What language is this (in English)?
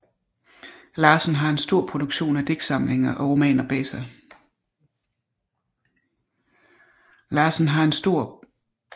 Danish